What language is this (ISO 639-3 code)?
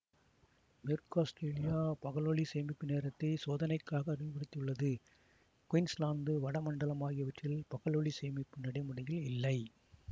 tam